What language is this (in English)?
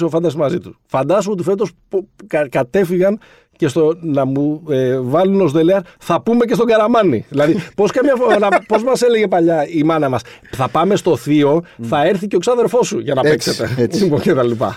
Greek